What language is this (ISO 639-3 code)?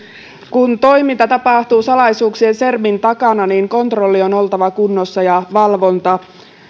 fin